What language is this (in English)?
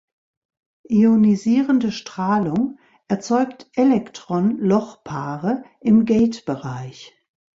German